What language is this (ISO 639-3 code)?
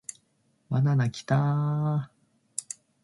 jpn